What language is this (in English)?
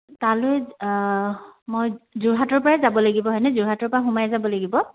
Assamese